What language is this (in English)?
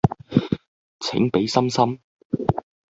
Cantonese